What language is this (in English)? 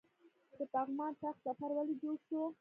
Pashto